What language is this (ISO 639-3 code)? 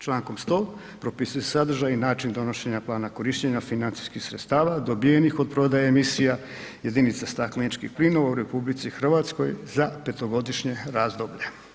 hrv